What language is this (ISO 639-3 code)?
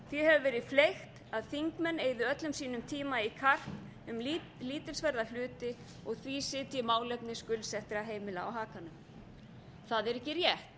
isl